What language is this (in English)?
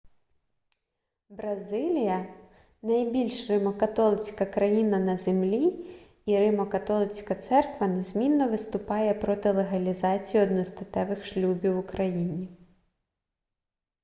Ukrainian